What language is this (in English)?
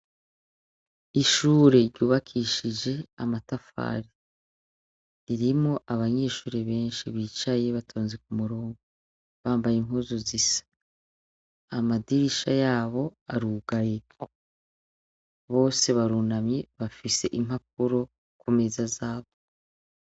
Rundi